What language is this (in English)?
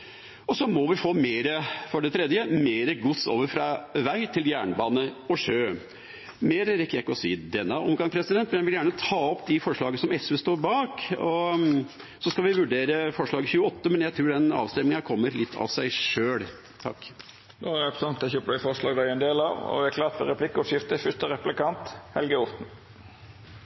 Norwegian